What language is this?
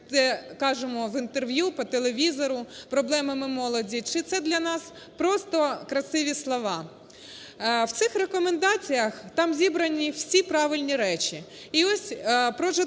Ukrainian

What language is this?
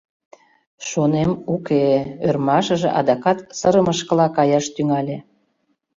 Mari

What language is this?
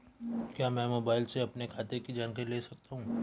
Hindi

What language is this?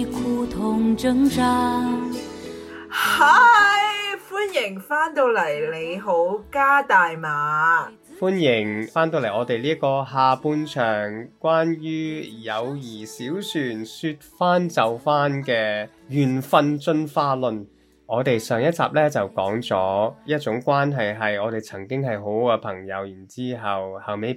Chinese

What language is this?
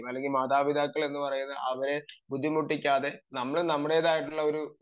Malayalam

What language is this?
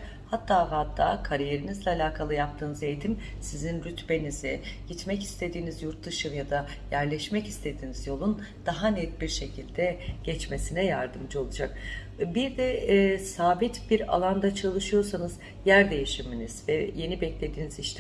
Turkish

